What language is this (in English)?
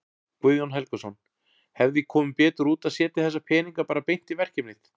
Icelandic